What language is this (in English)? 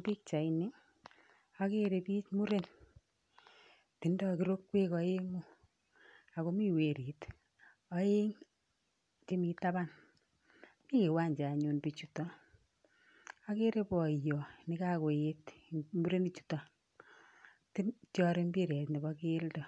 Kalenjin